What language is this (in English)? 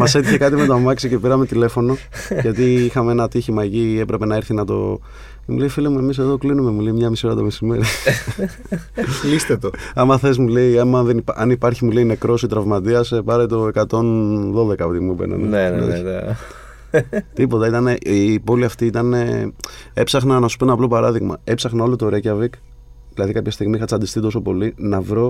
Greek